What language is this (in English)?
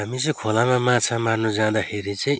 Nepali